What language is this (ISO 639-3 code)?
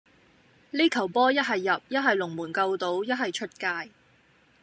yue